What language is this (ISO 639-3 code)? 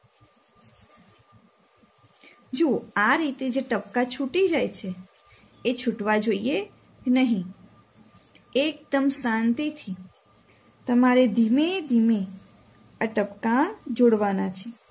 guj